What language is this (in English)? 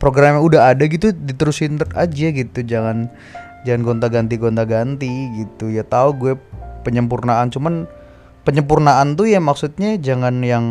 Indonesian